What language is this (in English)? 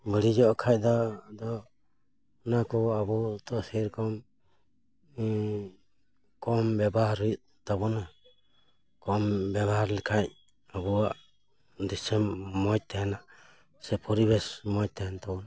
Santali